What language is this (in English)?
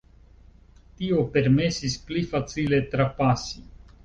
Esperanto